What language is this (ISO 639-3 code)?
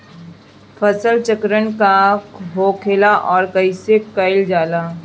bho